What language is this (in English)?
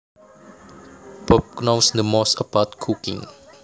Javanese